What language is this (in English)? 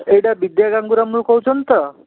Odia